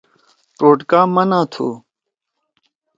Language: Torwali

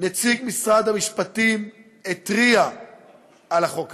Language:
Hebrew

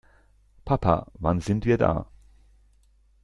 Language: German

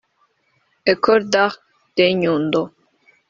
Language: Kinyarwanda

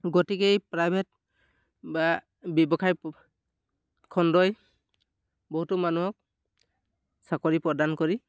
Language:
Assamese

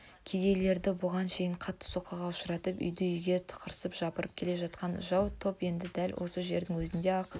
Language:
Kazakh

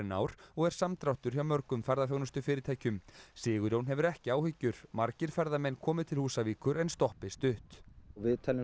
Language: Icelandic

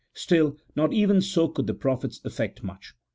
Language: English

